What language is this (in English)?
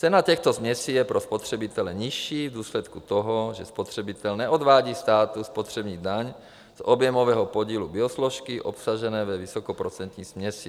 Czech